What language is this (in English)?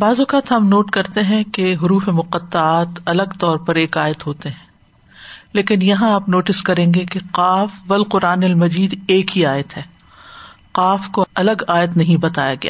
Urdu